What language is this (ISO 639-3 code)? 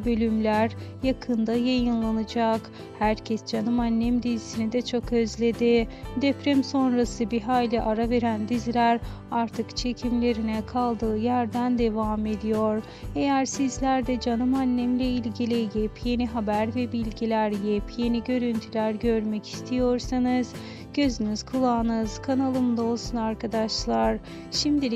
tur